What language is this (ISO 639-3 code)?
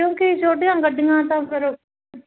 pan